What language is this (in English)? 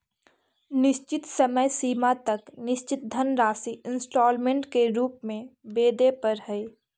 Magahi